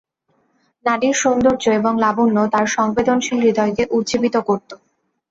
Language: Bangla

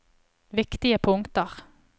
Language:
Norwegian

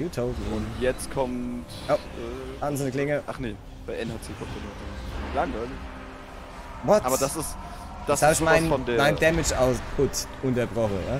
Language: German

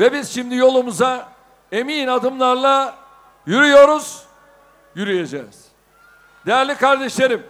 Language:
Turkish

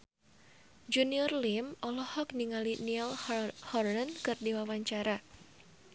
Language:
Sundanese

